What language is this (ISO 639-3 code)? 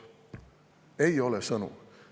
est